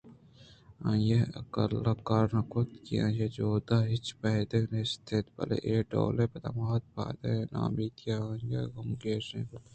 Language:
Eastern Balochi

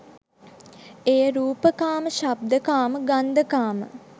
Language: Sinhala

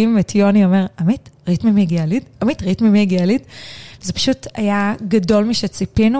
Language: Hebrew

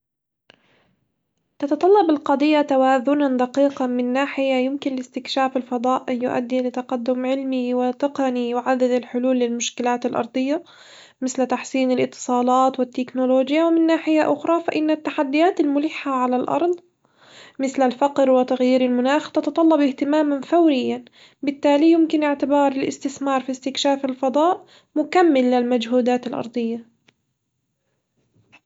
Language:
Hijazi Arabic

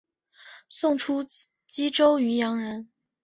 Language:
Chinese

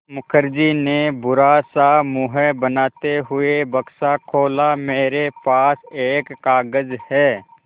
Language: Hindi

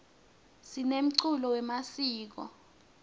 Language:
Swati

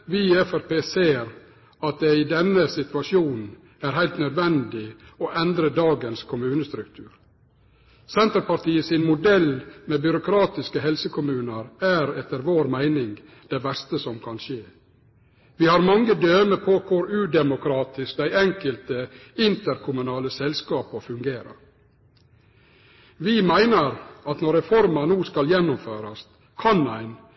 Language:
Norwegian Nynorsk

